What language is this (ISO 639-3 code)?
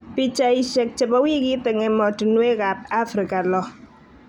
kln